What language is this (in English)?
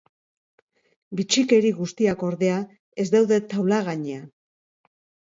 Basque